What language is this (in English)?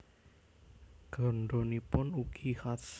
Javanese